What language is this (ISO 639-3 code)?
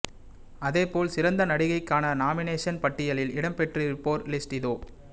tam